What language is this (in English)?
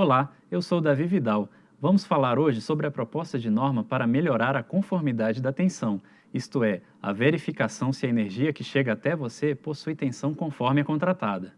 Portuguese